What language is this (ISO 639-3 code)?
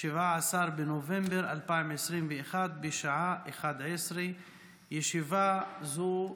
heb